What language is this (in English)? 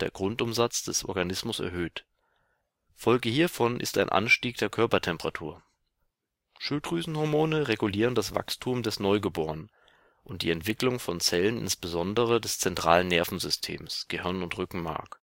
German